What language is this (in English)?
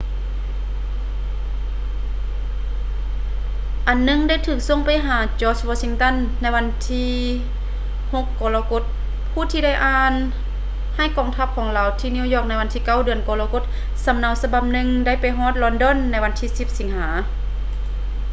Lao